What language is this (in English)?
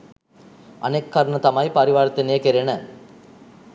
Sinhala